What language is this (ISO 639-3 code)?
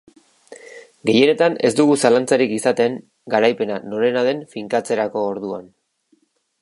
eus